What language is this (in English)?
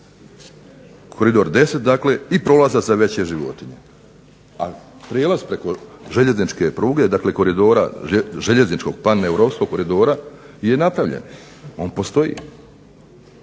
Croatian